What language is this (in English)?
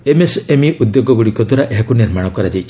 Odia